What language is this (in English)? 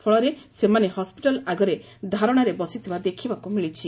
Odia